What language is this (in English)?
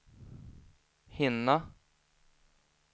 Swedish